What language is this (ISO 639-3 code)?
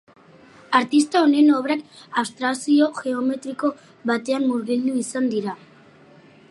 eus